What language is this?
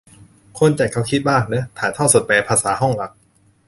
Thai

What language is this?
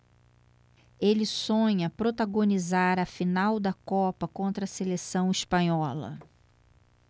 Portuguese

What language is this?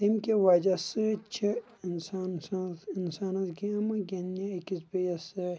Kashmiri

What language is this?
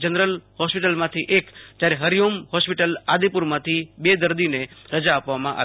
Gujarati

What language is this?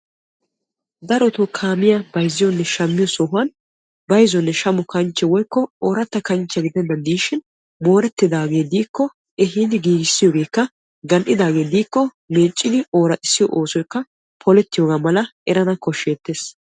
Wolaytta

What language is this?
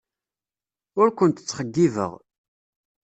Kabyle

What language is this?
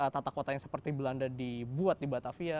Indonesian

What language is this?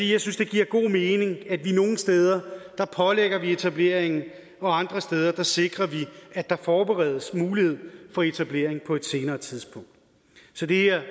Danish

